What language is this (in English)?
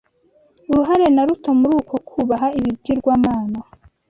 Kinyarwanda